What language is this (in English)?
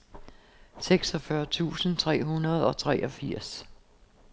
Danish